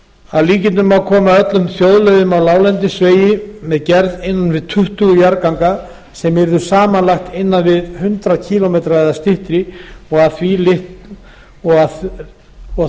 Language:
Icelandic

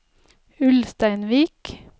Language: Norwegian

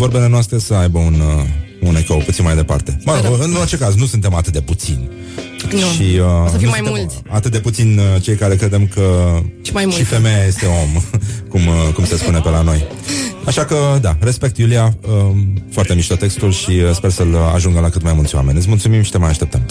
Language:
Romanian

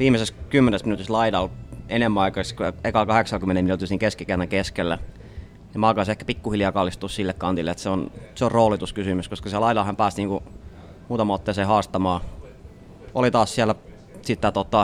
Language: Finnish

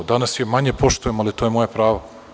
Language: Serbian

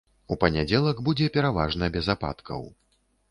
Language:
Belarusian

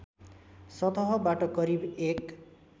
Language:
Nepali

